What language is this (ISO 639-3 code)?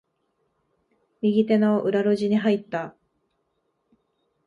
jpn